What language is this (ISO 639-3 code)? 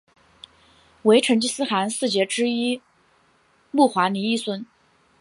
zho